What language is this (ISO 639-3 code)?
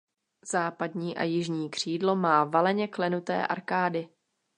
ces